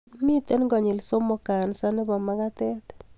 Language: Kalenjin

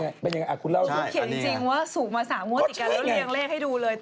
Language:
Thai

